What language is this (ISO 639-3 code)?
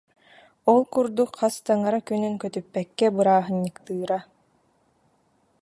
sah